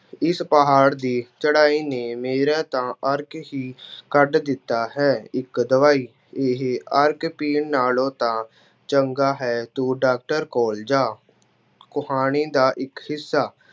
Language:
Punjabi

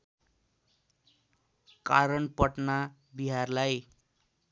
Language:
Nepali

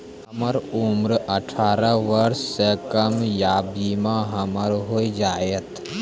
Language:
Maithili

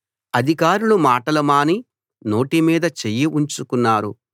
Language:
Telugu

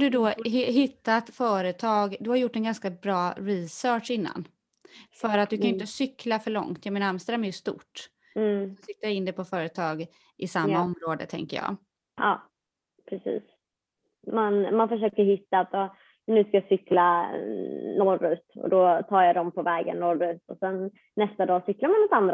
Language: Swedish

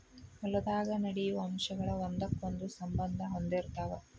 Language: Kannada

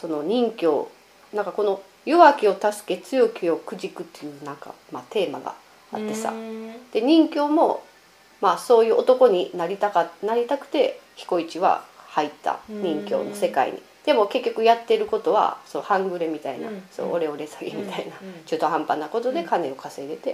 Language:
Japanese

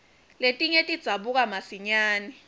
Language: Swati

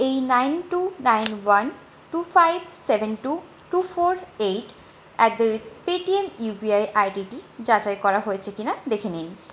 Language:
Bangla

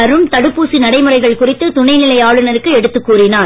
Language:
Tamil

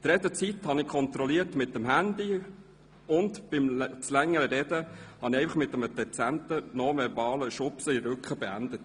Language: Swiss German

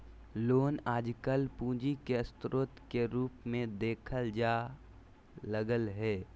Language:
Magahi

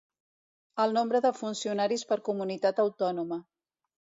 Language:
Catalan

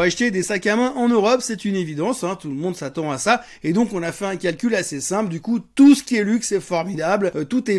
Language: French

